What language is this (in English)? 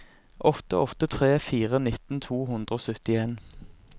Norwegian